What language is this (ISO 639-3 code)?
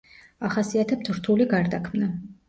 kat